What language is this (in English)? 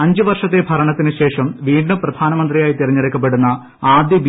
Malayalam